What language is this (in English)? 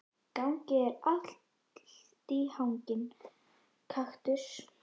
Icelandic